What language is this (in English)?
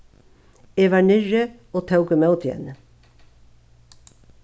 Faroese